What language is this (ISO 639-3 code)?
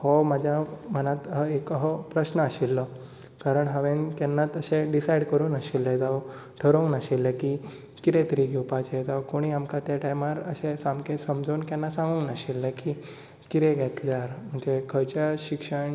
kok